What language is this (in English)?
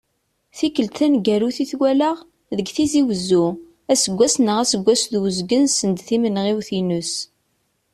Kabyle